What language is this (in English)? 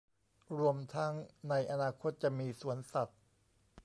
Thai